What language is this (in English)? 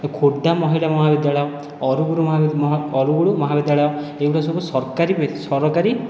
Odia